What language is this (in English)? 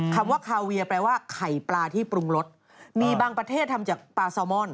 Thai